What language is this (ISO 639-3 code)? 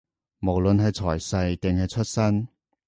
yue